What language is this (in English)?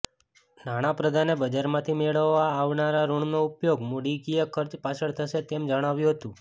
Gujarati